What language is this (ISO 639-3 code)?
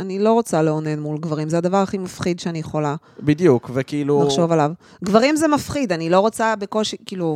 heb